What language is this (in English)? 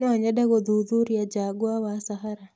Kikuyu